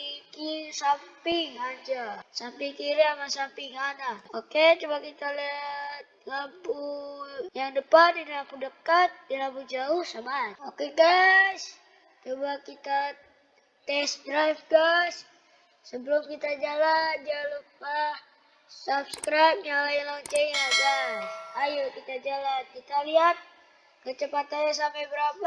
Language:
Indonesian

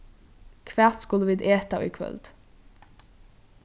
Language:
Faroese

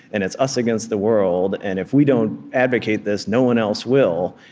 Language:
English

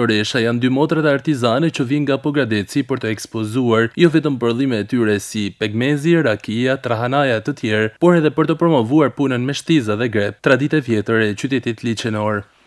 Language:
Romanian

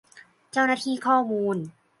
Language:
Thai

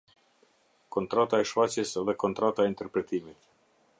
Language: Albanian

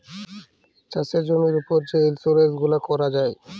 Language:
Bangla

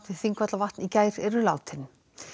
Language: Icelandic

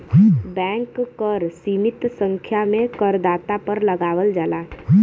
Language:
Bhojpuri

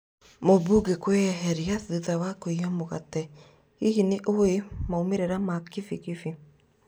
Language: Kikuyu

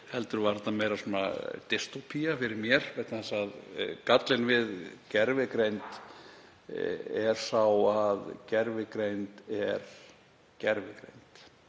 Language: Icelandic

